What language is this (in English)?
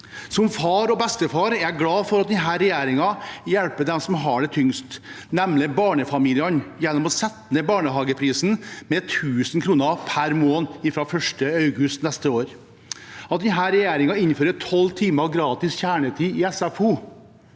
Norwegian